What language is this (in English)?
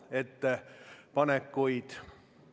Estonian